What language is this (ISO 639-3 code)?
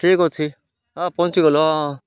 ori